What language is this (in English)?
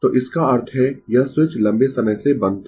Hindi